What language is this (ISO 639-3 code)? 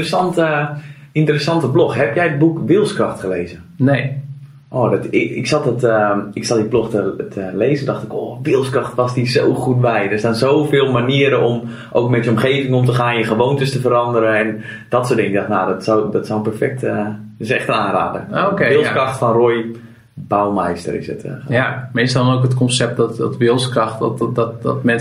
nld